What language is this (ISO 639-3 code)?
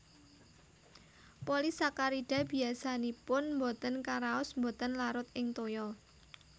jav